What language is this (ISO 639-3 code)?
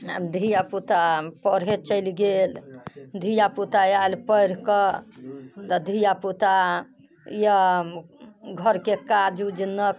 mai